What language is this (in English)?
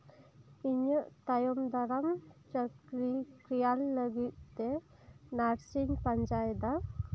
Santali